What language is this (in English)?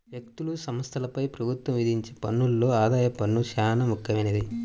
Telugu